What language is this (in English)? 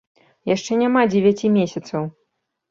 Belarusian